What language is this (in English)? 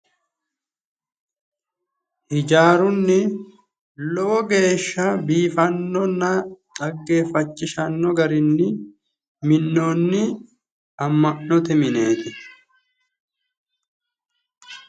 Sidamo